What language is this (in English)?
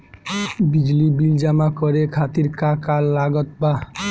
Bhojpuri